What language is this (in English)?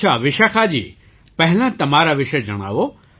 Gujarati